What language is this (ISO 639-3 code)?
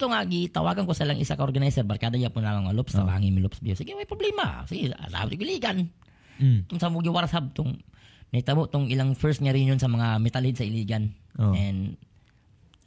fil